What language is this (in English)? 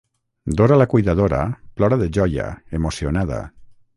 Catalan